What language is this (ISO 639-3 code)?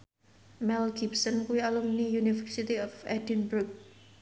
jav